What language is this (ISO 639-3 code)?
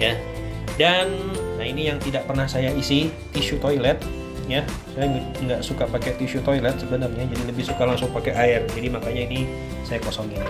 ind